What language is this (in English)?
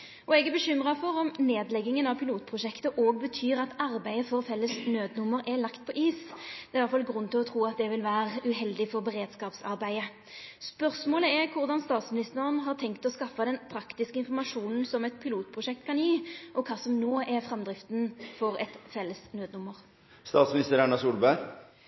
Norwegian Nynorsk